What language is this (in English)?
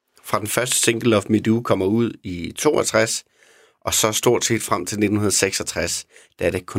Danish